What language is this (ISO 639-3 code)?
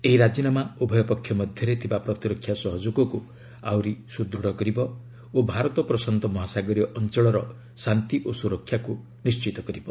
ori